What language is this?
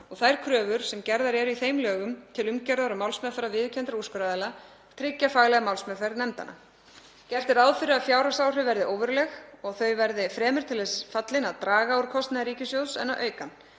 Icelandic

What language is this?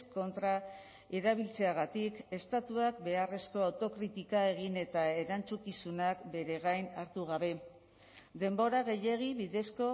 Basque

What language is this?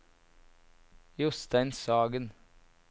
Norwegian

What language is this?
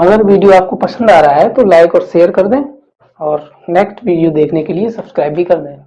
Hindi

